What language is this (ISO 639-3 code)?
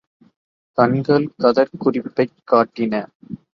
tam